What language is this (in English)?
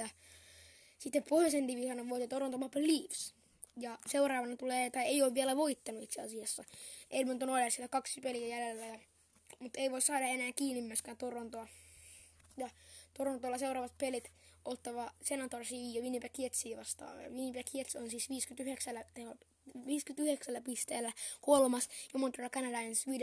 Finnish